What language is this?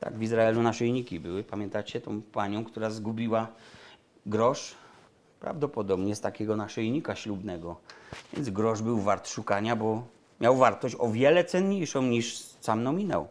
Polish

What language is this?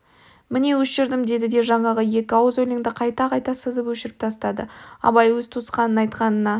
Kazakh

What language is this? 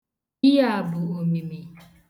Igbo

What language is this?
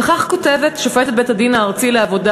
Hebrew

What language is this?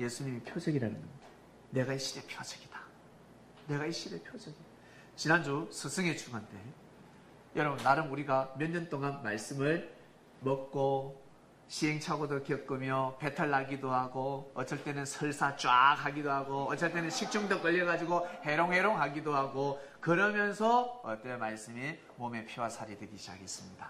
Korean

